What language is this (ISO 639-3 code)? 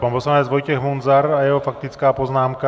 ces